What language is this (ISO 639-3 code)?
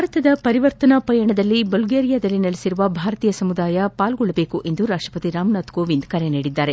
kan